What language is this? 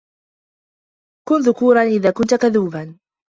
Arabic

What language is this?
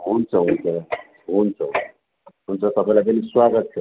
Nepali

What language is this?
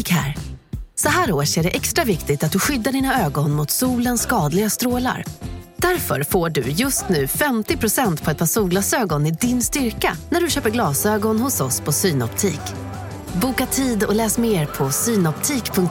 Swedish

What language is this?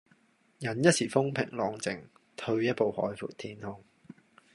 Cantonese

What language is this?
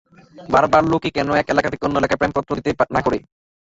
Bangla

